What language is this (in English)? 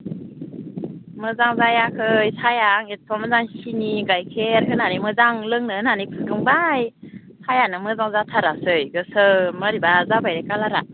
Bodo